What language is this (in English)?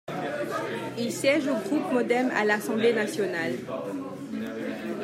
French